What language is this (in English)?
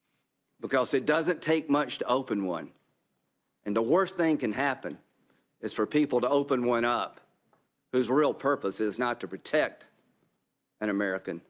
English